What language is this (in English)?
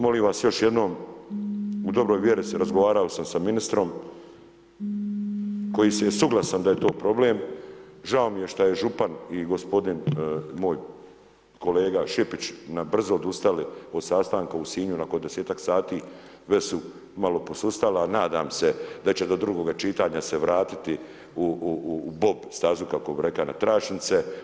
Croatian